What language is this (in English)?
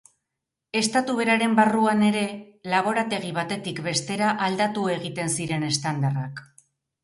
Basque